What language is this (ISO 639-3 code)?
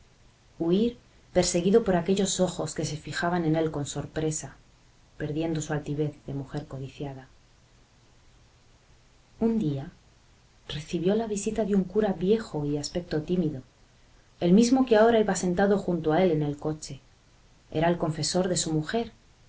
spa